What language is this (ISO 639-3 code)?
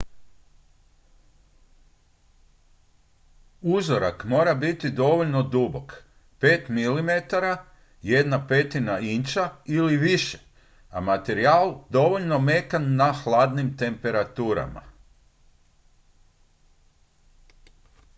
hrv